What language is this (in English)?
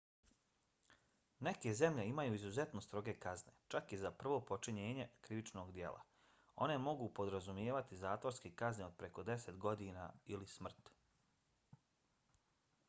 Bosnian